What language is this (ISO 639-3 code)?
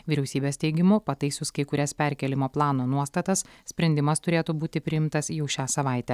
lit